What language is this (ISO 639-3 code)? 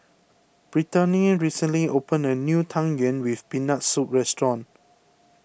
eng